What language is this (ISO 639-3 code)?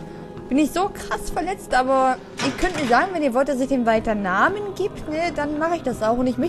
deu